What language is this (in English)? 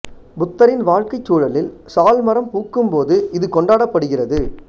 Tamil